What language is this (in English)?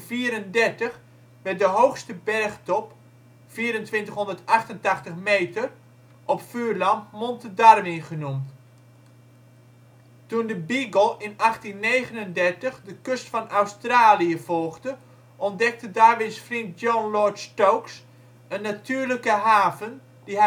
Dutch